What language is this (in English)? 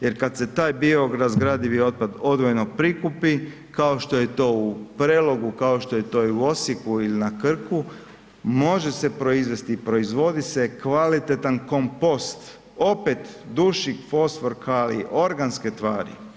Croatian